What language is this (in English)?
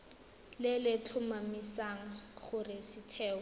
Tswana